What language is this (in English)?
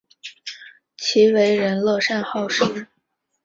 Chinese